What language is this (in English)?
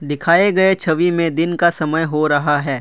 Hindi